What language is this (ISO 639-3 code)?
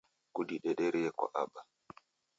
dav